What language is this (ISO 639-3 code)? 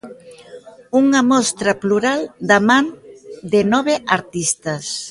glg